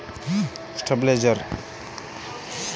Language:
Kannada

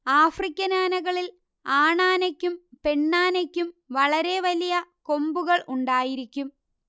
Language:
Malayalam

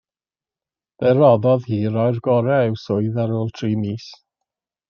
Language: Welsh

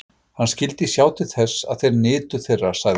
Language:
Icelandic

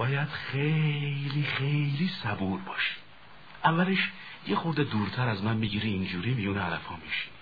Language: Persian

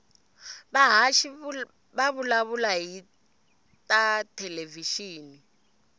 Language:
Tsonga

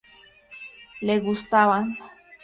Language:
Spanish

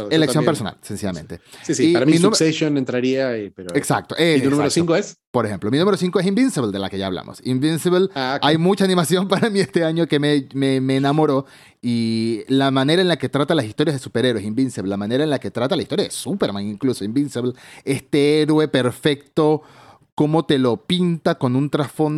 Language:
Spanish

